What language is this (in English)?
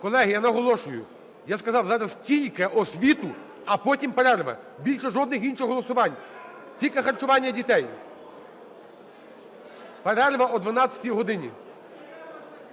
Ukrainian